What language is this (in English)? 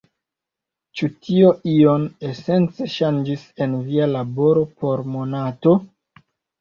Esperanto